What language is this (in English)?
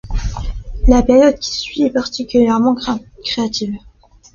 French